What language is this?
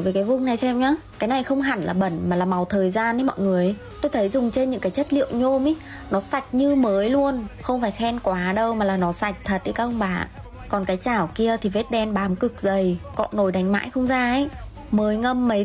Vietnamese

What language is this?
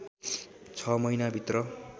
Nepali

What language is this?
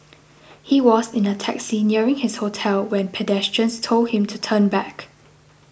English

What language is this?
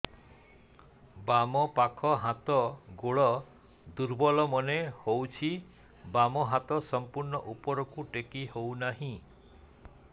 Odia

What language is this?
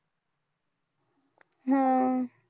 Marathi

